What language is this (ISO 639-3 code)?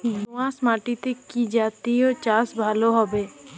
ben